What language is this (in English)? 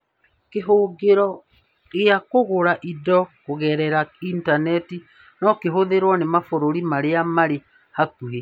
Kikuyu